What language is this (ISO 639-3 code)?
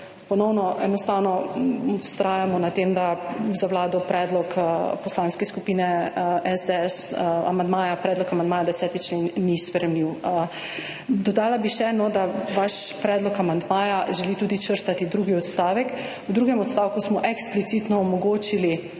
slv